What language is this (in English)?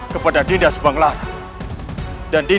Indonesian